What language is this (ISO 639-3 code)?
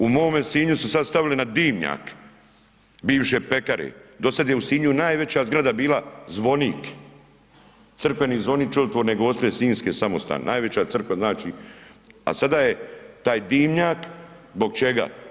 hrv